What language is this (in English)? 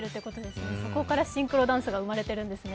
Japanese